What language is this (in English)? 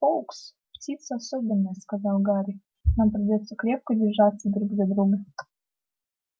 Russian